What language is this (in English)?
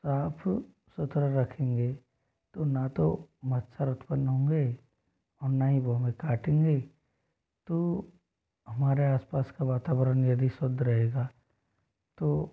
Hindi